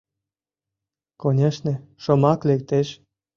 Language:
Mari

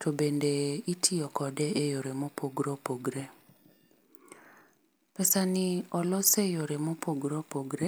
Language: Luo (Kenya and Tanzania)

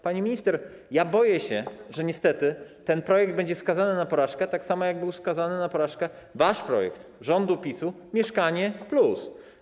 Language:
Polish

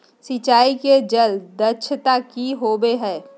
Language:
Magahi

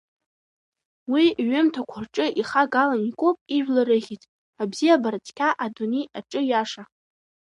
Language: Abkhazian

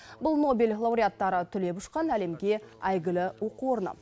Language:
Kazakh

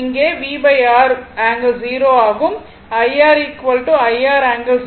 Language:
Tamil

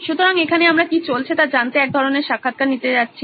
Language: Bangla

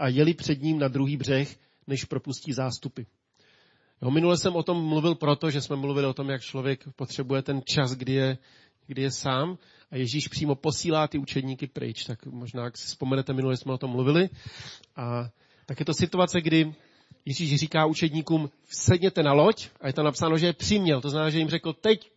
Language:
Czech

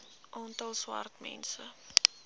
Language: Afrikaans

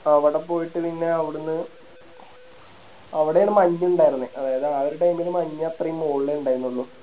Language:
Malayalam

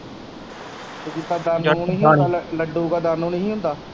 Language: Punjabi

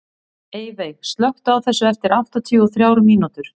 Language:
Icelandic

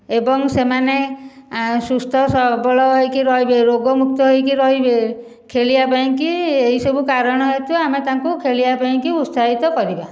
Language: Odia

